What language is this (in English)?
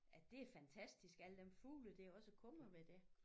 Danish